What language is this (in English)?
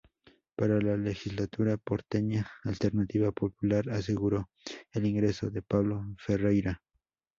Spanish